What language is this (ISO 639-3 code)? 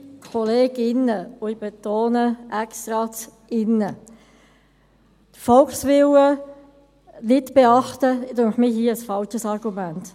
gsw